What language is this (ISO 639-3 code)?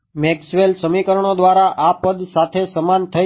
guj